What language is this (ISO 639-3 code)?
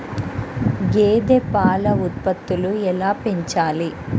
tel